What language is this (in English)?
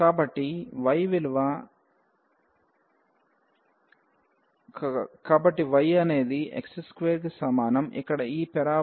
Telugu